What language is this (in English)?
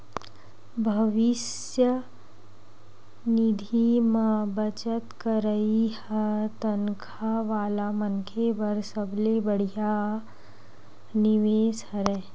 Chhattisgarhi